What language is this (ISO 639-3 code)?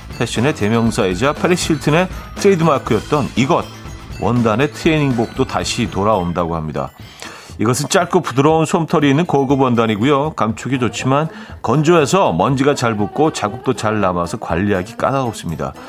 kor